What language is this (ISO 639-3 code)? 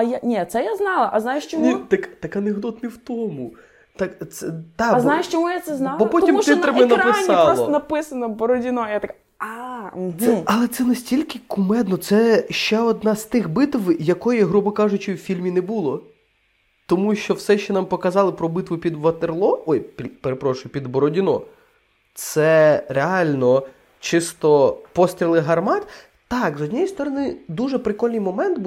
ukr